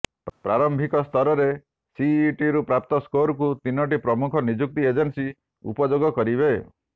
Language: Odia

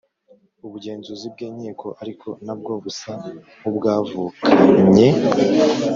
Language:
Kinyarwanda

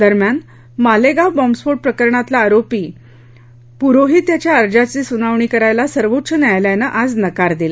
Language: Marathi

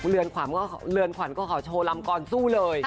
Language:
Thai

